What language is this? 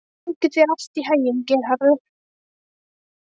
Icelandic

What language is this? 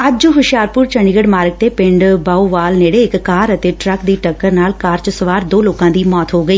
Punjabi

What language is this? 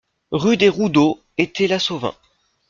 French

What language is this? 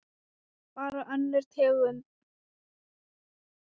Icelandic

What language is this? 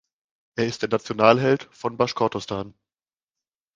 German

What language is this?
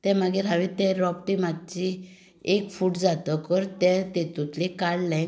Konkani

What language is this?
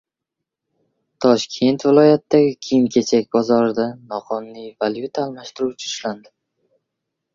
Uzbek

